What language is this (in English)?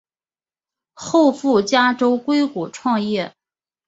Chinese